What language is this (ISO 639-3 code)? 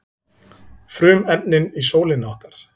isl